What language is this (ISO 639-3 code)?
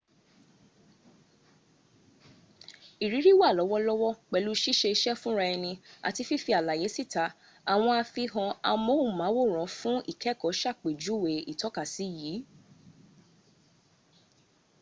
yor